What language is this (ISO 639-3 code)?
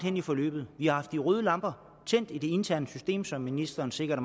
dan